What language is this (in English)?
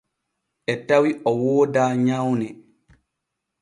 Borgu Fulfulde